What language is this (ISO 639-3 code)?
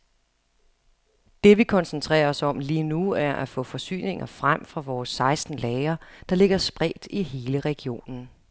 dan